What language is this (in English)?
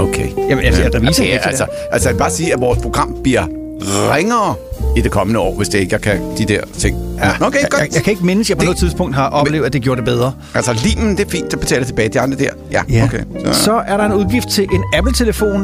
Danish